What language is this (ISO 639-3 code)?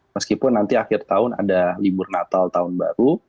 ind